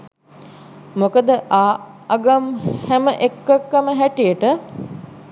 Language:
Sinhala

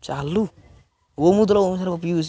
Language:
Odia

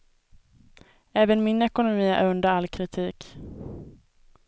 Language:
Swedish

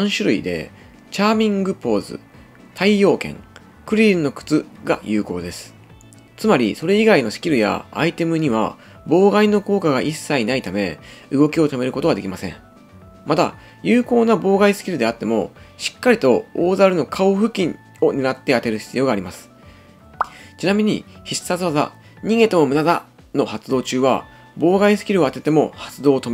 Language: Japanese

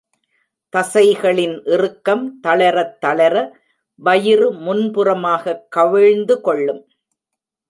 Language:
Tamil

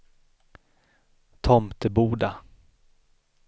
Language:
Swedish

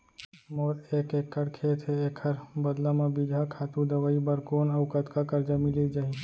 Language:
Chhattisgarhi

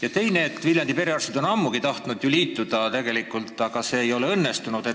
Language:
Estonian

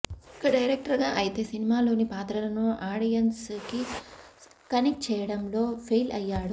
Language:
Telugu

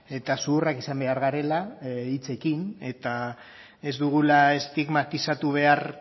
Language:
Basque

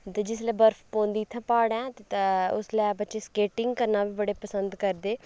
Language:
Dogri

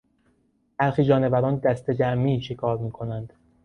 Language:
Persian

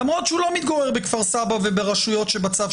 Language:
Hebrew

